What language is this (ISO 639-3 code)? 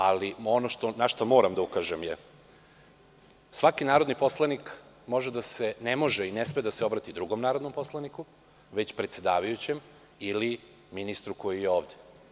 srp